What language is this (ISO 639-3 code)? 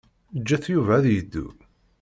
kab